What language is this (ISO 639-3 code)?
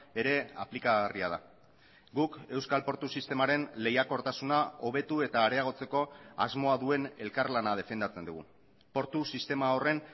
eus